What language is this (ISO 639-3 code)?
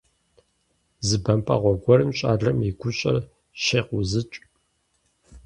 kbd